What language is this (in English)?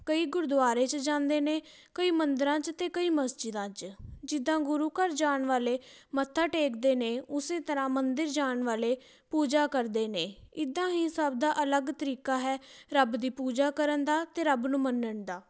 Punjabi